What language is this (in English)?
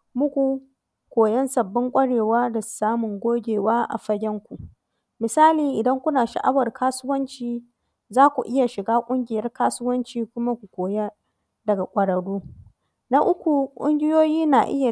Hausa